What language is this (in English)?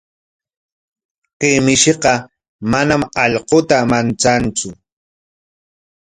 Corongo Ancash Quechua